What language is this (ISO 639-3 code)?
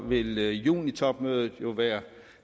dan